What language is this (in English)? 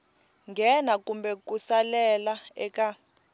Tsonga